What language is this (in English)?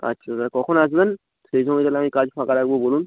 Bangla